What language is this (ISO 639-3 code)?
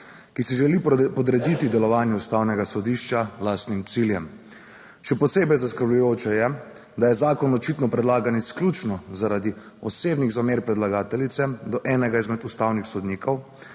slv